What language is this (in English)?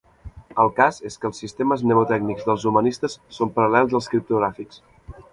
Catalan